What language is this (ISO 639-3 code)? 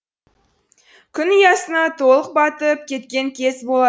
kaz